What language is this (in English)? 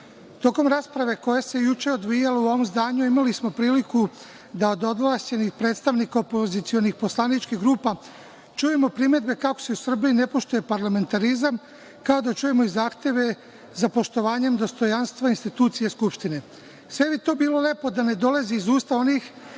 Serbian